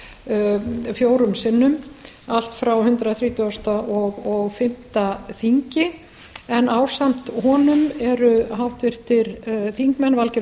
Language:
Icelandic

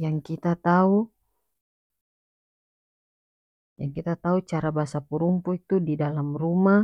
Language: North Moluccan Malay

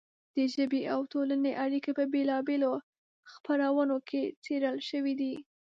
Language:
Pashto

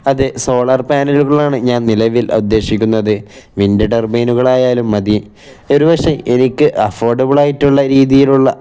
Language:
Malayalam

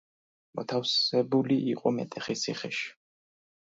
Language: Georgian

